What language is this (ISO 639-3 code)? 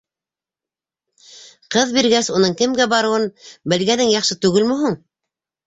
bak